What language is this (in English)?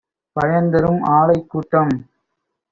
Tamil